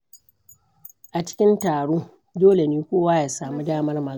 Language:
Hausa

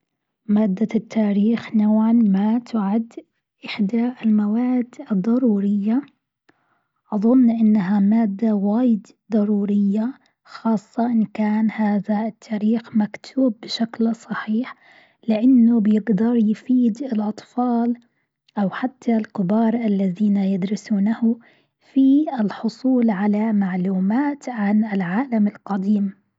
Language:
Gulf Arabic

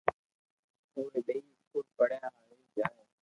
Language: Loarki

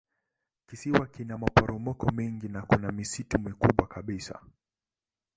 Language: Swahili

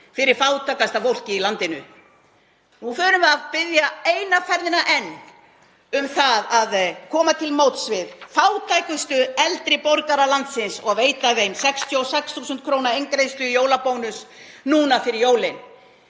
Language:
Icelandic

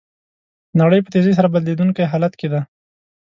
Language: Pashto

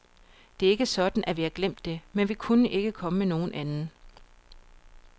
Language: Danish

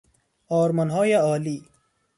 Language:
Persian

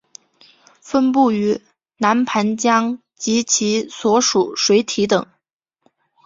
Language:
Chinese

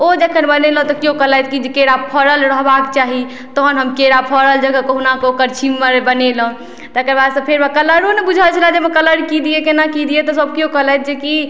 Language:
Maithili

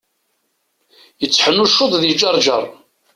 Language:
Kabyle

